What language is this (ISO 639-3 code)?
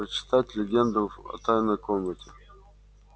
rus